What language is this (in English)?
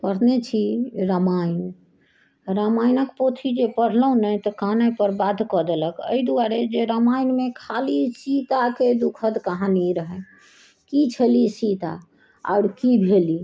Maithili